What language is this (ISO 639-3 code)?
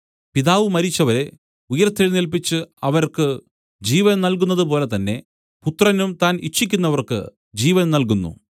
mal